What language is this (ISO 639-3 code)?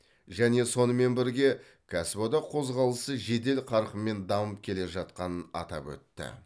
kaz